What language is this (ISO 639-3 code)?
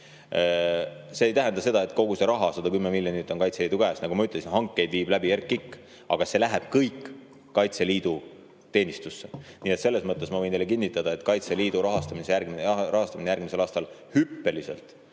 est